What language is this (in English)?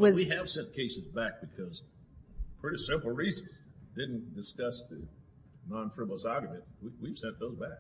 English